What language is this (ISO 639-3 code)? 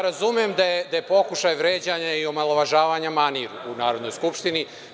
srp